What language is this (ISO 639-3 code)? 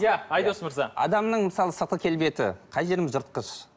kaz